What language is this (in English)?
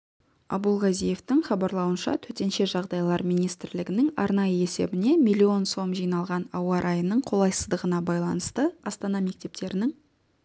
Kazakh